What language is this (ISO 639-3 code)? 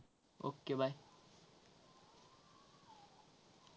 mar